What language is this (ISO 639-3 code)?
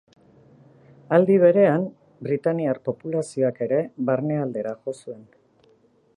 eus